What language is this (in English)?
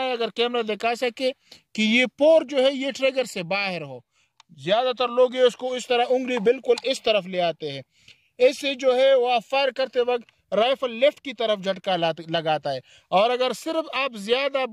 Hindi